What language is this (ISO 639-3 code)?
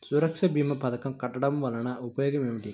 tel